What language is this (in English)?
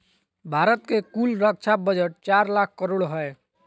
Magahi